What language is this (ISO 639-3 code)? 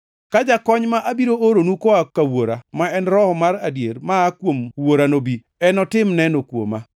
luo